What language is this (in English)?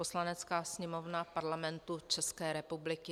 Czech